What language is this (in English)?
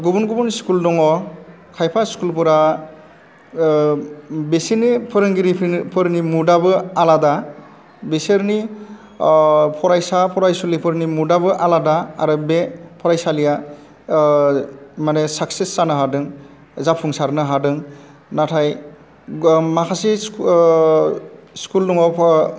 Bodo